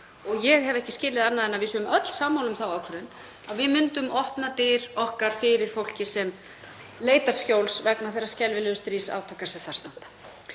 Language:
Icelandic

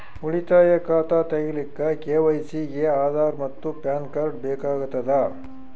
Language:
Kannada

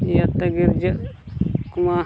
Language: Santali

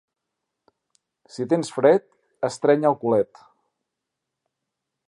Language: Catalan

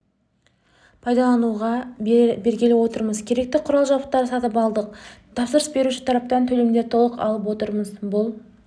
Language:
Kazakh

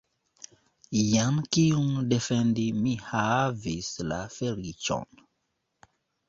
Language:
Esperanto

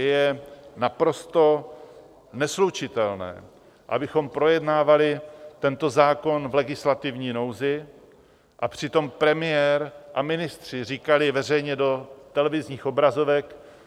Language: Czech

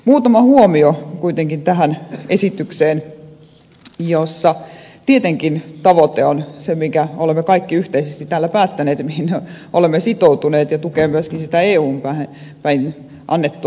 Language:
Finnish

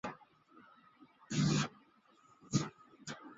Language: Chinese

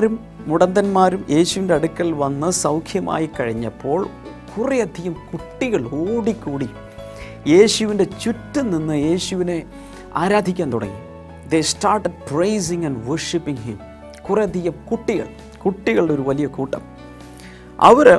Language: Malayalam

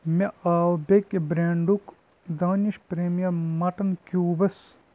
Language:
Kashmiri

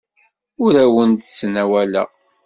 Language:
Kabyle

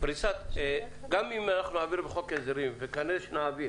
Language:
Hebrew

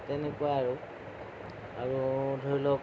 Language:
Assamese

